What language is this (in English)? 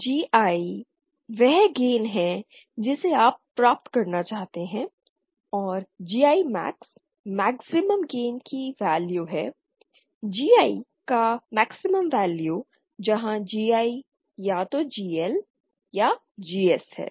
Hindi